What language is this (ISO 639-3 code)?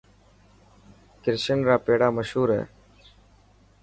mki